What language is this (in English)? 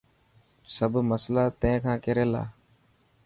Dhatki